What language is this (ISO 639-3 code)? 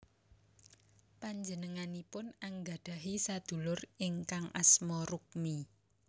jav